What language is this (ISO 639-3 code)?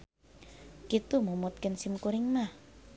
sun